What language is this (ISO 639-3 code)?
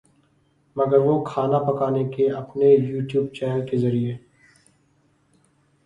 urd